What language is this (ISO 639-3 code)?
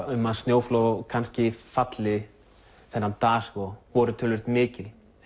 isl